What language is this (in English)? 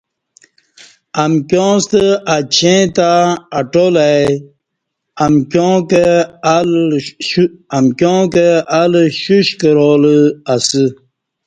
Kati